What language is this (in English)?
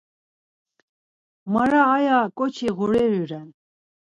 Laz